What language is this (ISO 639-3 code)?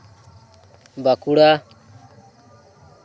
sat